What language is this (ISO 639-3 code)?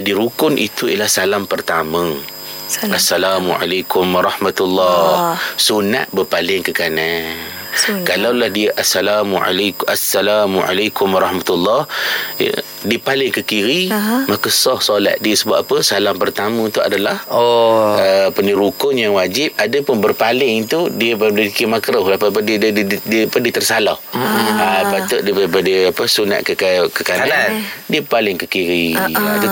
msa